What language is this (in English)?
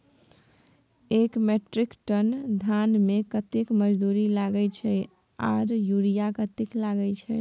Maithili